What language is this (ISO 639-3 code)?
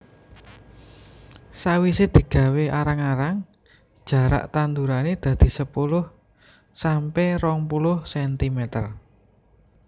jav